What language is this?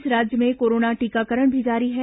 Hindi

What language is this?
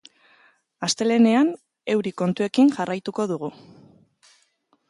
Basque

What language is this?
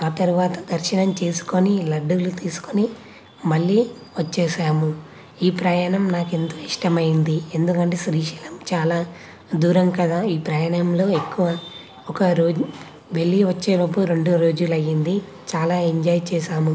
Telugu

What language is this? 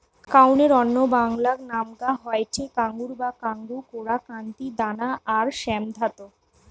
Bangla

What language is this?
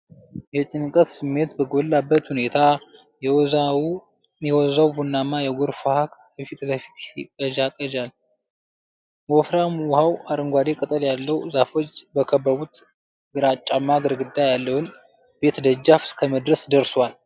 Amharic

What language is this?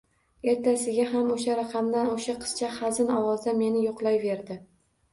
Uzbek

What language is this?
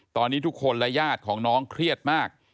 Thai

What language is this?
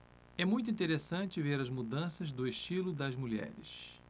Portuguese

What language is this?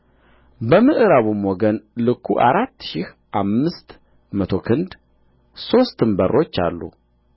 Amharic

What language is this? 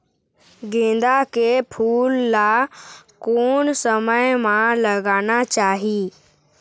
Chhattisgarhi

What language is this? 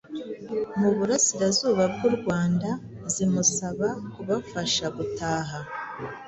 Kinyarwanda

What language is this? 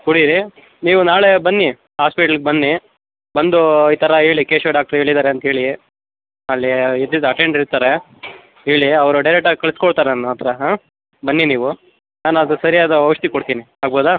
Kannada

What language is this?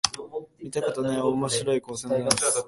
Japanese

